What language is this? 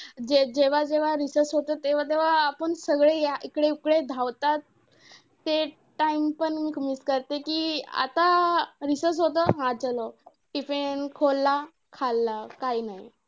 Marathi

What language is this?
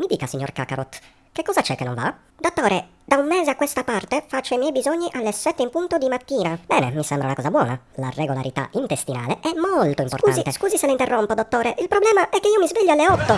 Italian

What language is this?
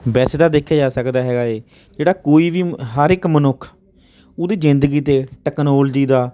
Punjabi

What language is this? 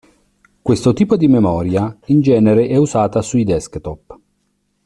Italian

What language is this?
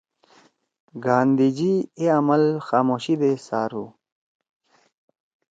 Torwali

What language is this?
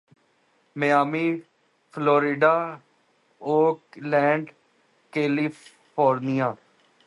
Urdu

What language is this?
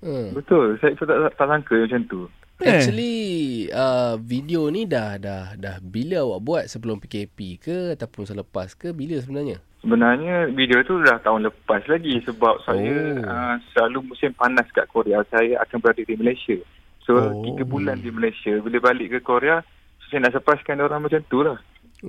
Malay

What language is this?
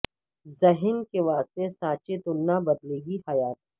Urdu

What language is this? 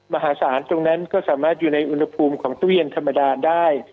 Thai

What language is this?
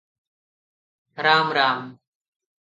Odia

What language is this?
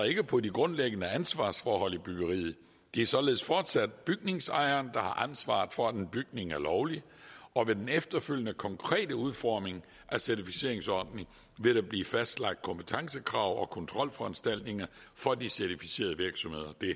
Danish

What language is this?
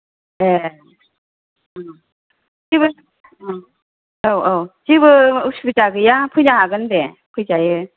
Bodo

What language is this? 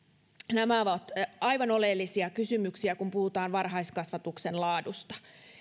Finnish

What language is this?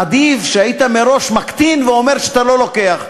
Hebrew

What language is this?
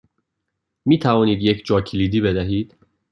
Persian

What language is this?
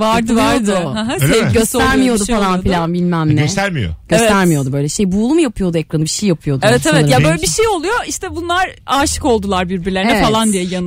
Turkish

